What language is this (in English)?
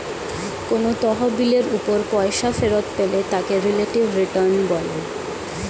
Bangla